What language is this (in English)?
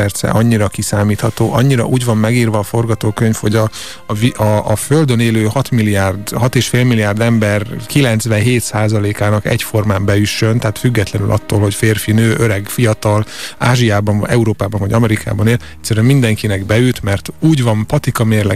Hungarian